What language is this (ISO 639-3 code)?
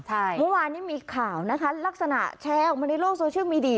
tha